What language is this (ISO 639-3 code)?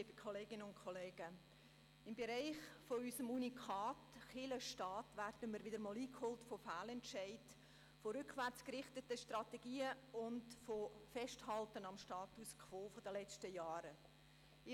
gsw